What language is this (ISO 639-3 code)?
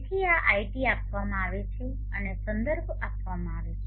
guj